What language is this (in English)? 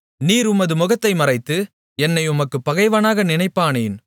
Tamil